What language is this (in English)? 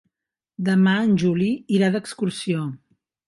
Catalan